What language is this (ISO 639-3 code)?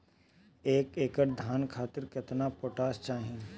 bho